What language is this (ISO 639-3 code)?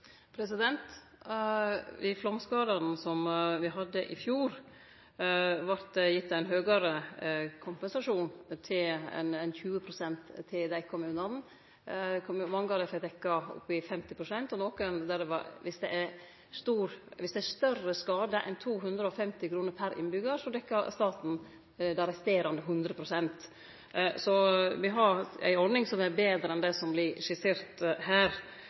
nno